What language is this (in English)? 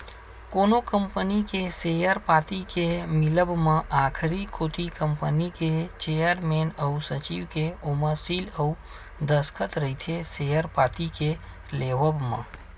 Chhattisgarhi